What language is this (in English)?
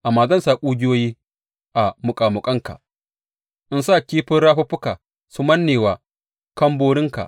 Hausa